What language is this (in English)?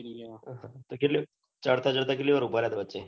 Gujarati